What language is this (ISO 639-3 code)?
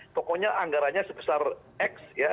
ind